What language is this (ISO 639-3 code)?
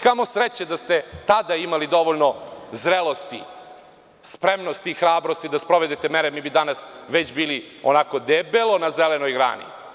srp